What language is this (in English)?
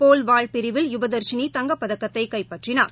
Tamil